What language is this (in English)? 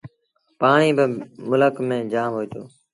Sindhi Bhil